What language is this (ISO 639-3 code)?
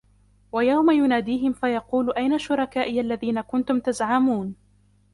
ara